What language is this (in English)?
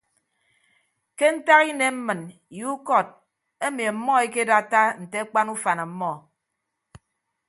Ibibio